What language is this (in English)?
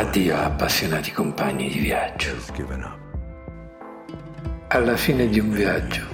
Italian